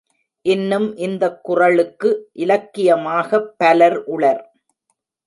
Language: Tamil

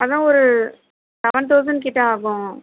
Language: Tamil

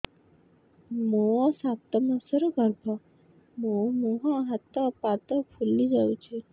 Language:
Odia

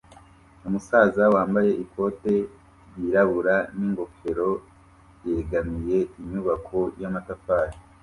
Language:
Kinyarwanda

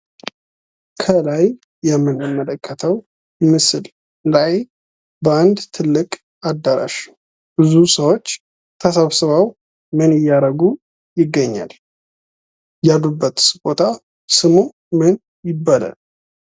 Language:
Amharic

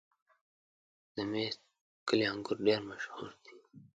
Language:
Pashto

